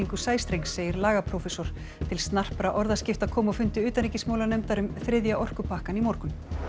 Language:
Icelandic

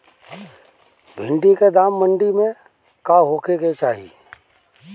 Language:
Bhojpuri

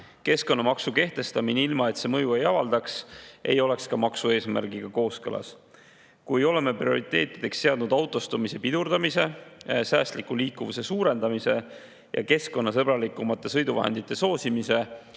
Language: Estonian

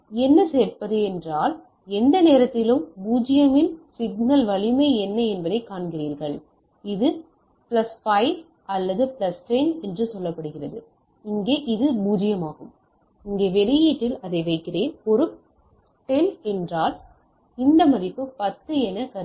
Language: Tamil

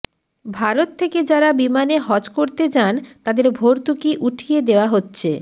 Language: Bangla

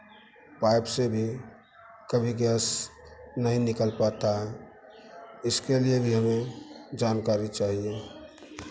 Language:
Hindi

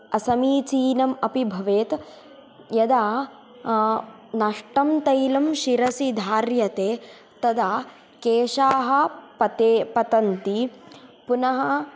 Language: Sanskrit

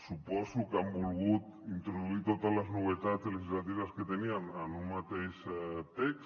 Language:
Catalan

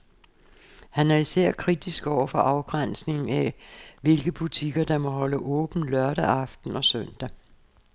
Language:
Danish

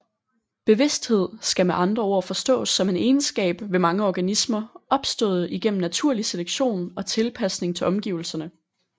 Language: Danish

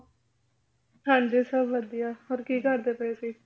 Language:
Punjabi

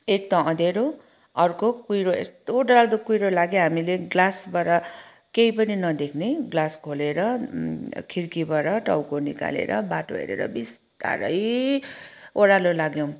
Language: Nepali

